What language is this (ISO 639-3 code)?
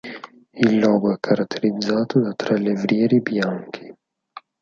ita